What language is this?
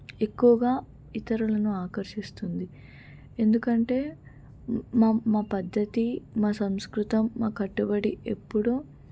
Telugu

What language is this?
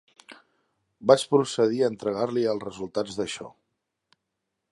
Catalan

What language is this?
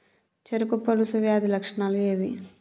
Telugu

